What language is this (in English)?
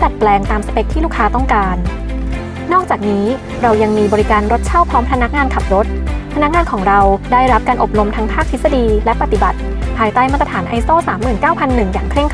Thai